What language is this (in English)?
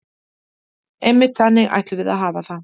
Icelandic